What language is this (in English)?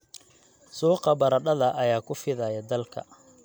Somali